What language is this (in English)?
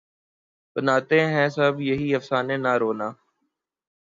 Urdu